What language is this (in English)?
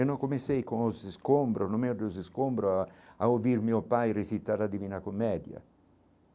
Portuguese